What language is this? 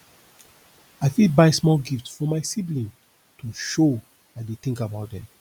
Nigerian Pidgin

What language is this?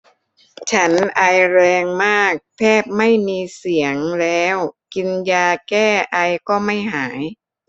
Thai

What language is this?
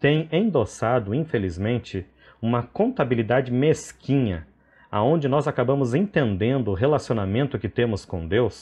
Portuguese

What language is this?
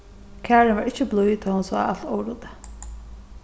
Faroese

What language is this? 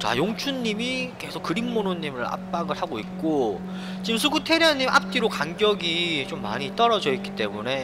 Korean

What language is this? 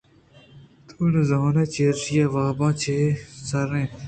Eastern Balochi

